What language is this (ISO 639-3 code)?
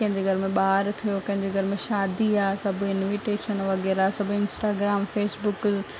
snd